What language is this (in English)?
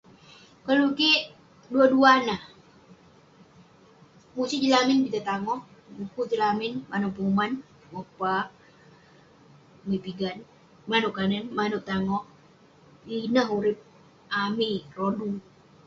Western Penan